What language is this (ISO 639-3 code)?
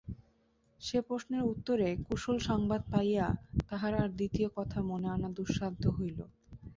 ben